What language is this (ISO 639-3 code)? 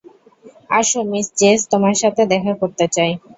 ben